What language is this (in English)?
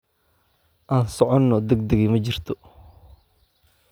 Somali